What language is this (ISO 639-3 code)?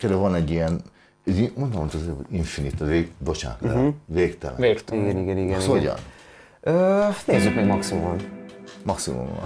hun